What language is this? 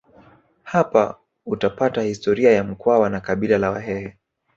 Swahili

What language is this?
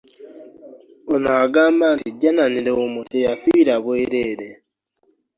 Ganda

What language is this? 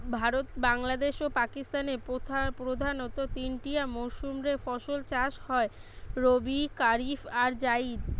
Bangla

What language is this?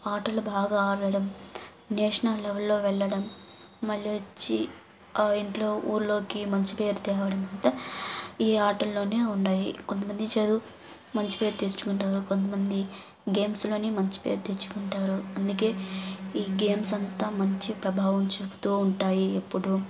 Telugu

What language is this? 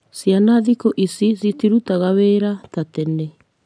Kikuyu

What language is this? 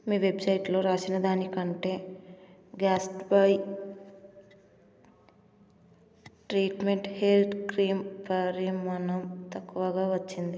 Telugu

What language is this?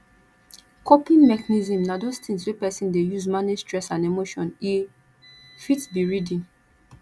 Nigerian Pidgin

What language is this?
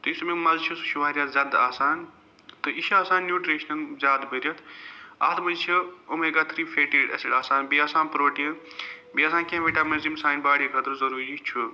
Kashmiri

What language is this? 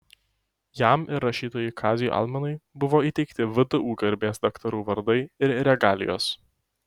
Lithuanian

